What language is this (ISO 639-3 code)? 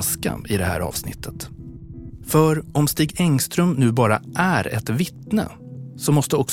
swe